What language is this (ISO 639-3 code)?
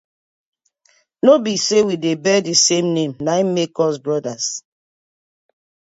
pcm